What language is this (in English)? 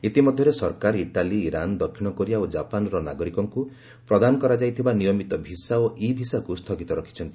Odia